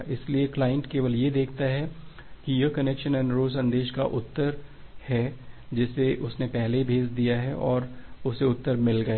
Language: Hindi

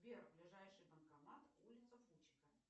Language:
Russian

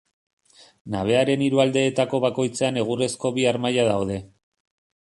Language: Basque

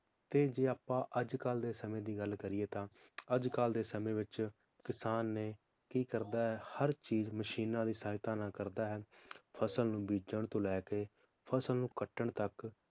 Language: Punjabi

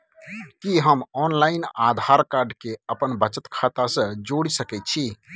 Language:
Maithili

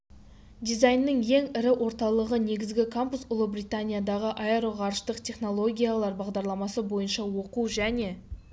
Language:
Kazakh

